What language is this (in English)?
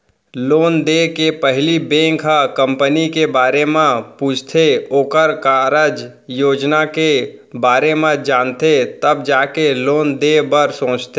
Chhattisgarhi